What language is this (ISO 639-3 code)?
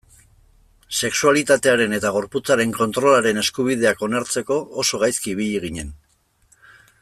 eus